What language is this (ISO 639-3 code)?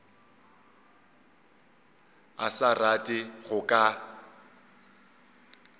nso